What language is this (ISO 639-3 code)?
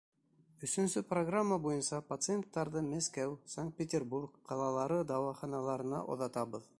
bak